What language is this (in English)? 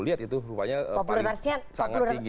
Indonesian